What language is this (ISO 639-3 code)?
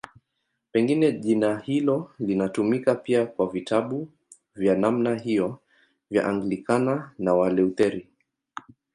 swa